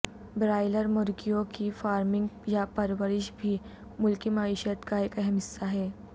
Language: Urdu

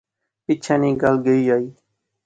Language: Pahari-Potwari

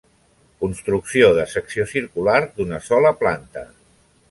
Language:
Catalan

